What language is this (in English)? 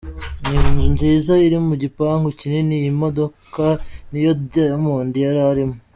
Kinyarwanda